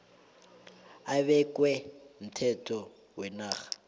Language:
South Ndebele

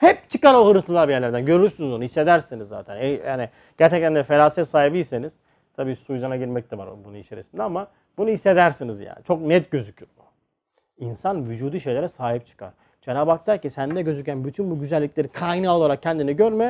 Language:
Turkish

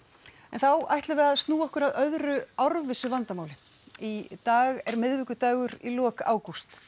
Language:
Icelandic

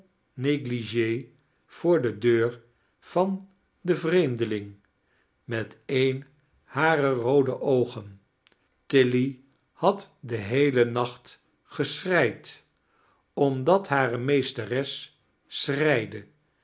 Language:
Dutch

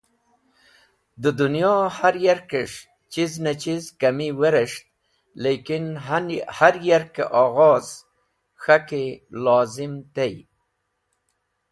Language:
Wakhi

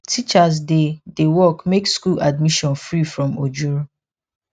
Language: Nigerian Pidgin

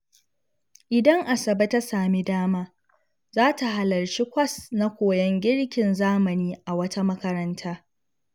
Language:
Hausa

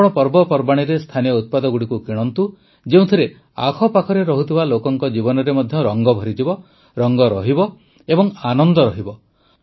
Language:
Odia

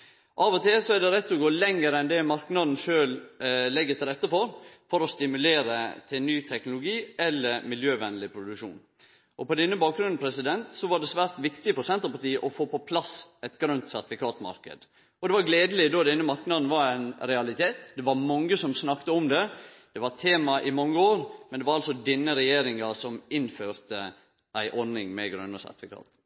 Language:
Norwegian Nynorsk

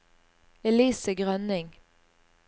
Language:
Norwegian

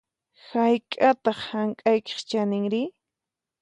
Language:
Puno Quechua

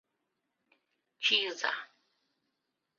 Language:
Mari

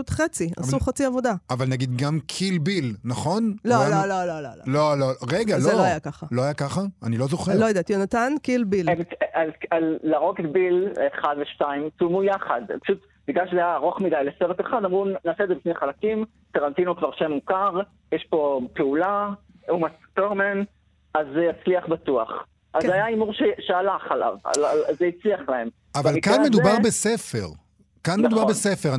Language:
Hebrew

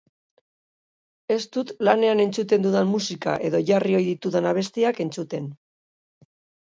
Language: Basque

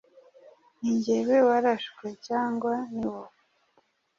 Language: Kinyarwanda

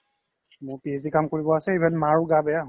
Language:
Assamese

